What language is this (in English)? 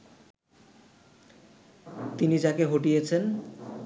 Bangla